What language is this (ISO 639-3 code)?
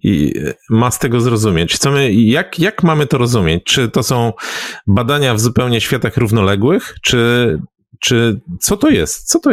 pol